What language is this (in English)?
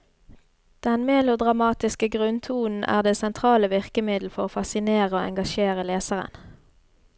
Norwegian